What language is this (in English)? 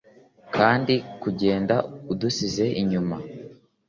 Kinyarwanda